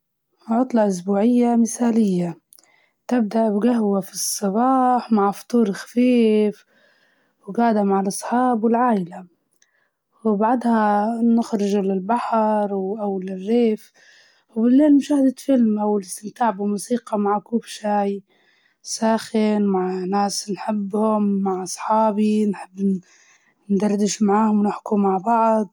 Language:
Libyan Arabic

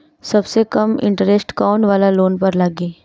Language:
Bhojpuri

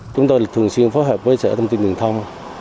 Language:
Vietnamese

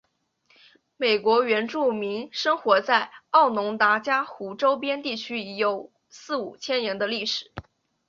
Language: Chinese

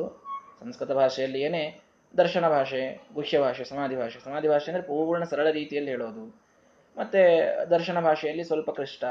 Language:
Kannada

